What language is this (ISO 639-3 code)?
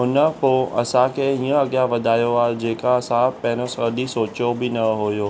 snd